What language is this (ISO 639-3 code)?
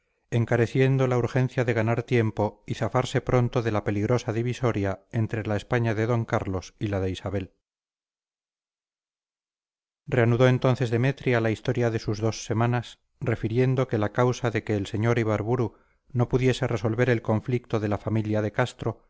spa